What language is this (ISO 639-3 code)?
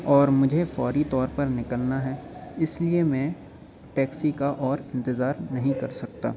urd